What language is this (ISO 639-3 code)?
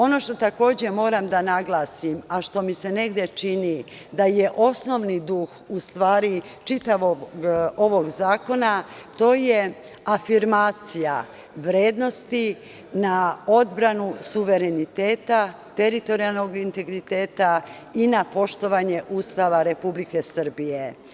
srp